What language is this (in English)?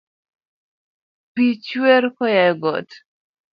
Luo (Kenya and Tanzania)